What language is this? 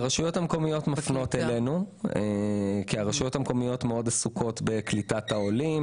Hebrew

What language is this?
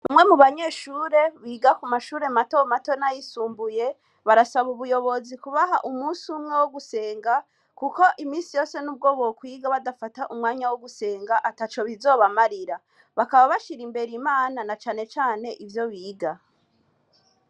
Rundi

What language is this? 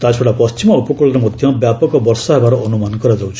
Odia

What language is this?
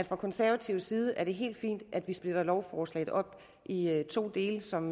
Danish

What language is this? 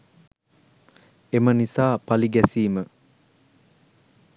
Sinhala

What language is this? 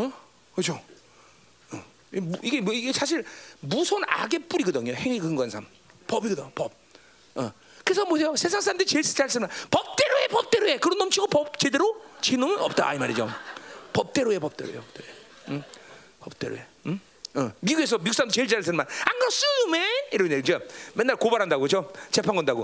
Korean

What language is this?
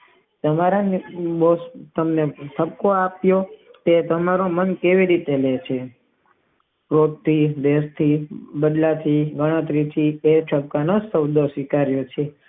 Gujarati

